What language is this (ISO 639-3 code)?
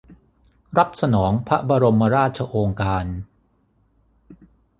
tha